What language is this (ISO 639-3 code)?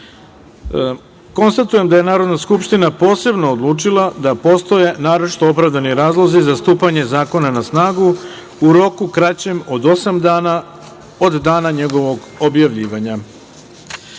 srp